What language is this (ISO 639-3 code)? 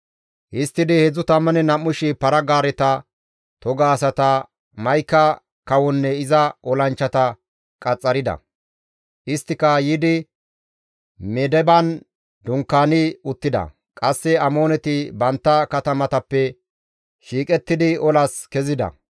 gmv